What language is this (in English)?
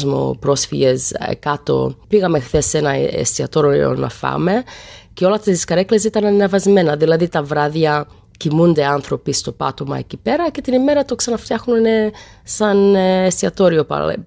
Greek